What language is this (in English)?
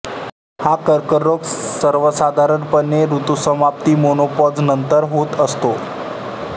Marathi